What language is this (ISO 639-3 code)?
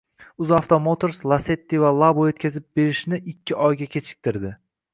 uzb